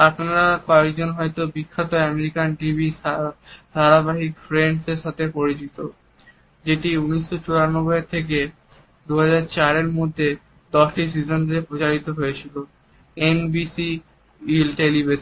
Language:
Bangla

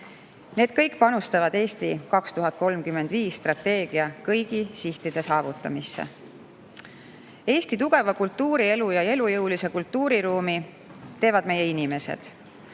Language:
Estonian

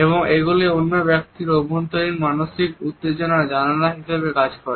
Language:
Bangla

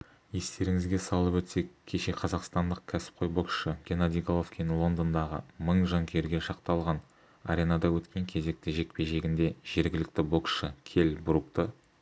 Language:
Kazakh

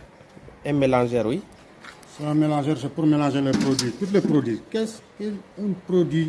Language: French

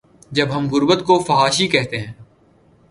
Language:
Urdu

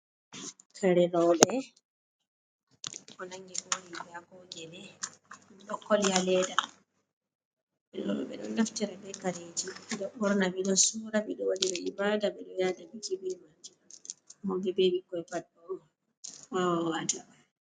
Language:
Fula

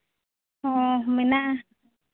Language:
Santali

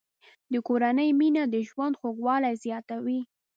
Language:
Pashto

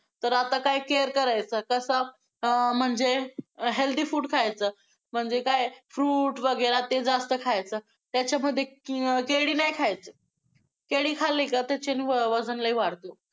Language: Marathi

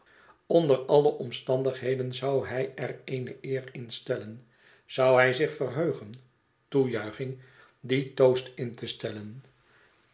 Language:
Dutch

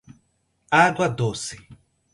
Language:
Portuguese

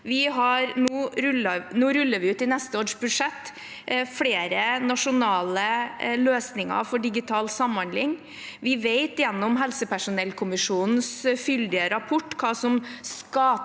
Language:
Norwegian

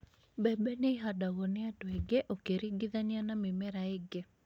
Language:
Kikuyu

